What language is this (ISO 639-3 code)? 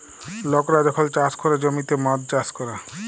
ben